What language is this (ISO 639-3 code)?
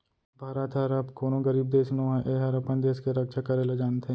hne